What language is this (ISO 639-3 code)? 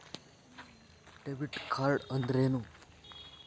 kan